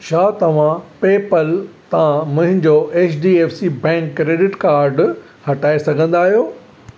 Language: Sindhi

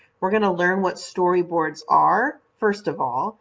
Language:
English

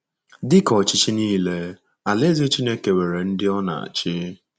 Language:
Igbo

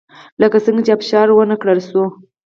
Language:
Pashto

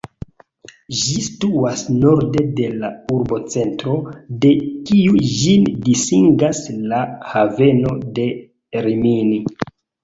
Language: Esperanto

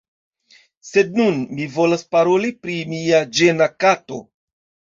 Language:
Esperanto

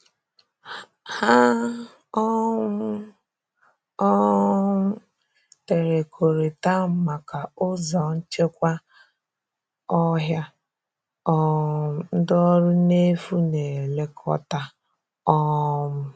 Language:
Igbo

